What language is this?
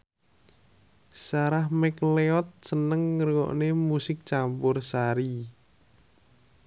Javanese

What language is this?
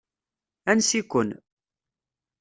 Kabyle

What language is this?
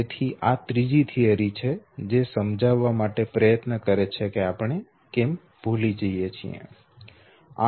Gujarati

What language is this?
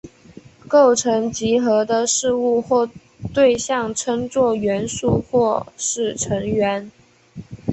Chinese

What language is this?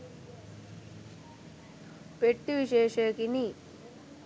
Sinhala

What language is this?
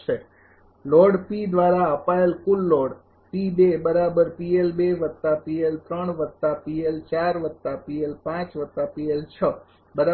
Gujarati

